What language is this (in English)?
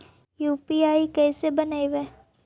Magahi